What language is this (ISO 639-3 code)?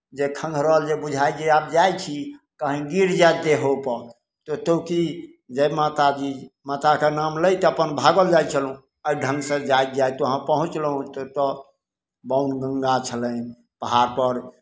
mai